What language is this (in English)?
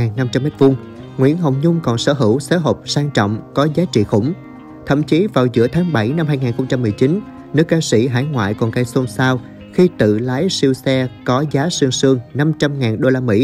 Vietnamese